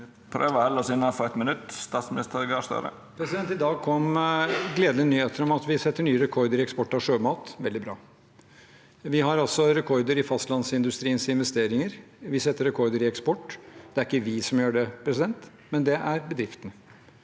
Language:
Norwegian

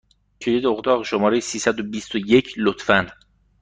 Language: Persian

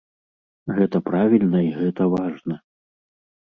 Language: Belarusian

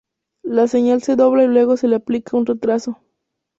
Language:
Spanish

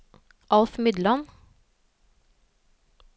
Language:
Norwegian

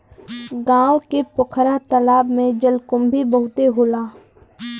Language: Bhojpuri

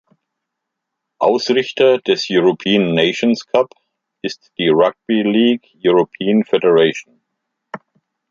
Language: German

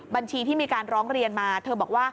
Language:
Thai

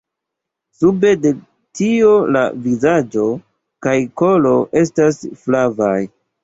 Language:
Esperanto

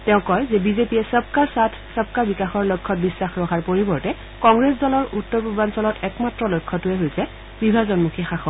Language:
Assamese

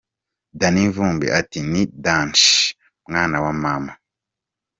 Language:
Kinyarwanda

